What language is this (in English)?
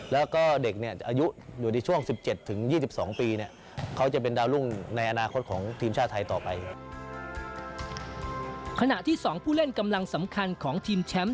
Thai